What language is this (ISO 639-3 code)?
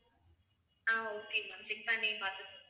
tam